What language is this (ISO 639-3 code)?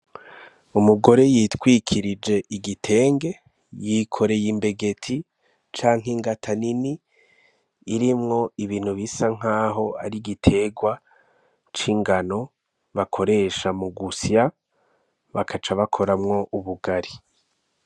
run